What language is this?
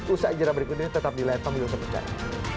Indonesian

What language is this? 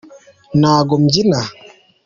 Kinyarwanda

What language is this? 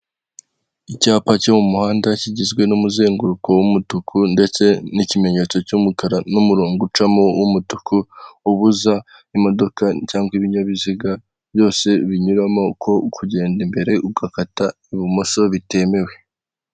Kinyarwanda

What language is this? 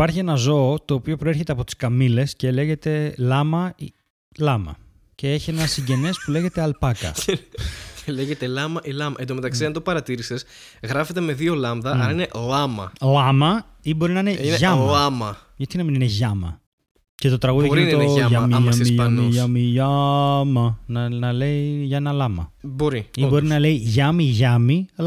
Greek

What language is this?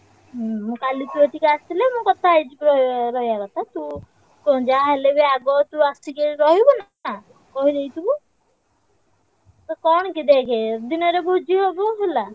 Odia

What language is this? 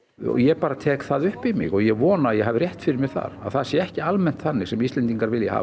Icelandic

